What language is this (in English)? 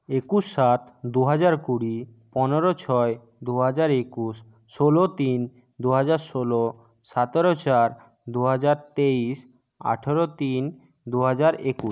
Bangla